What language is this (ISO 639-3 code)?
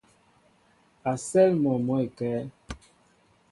mbo